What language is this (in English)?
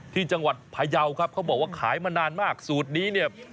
Thai